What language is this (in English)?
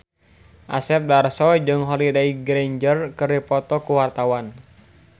Sundanese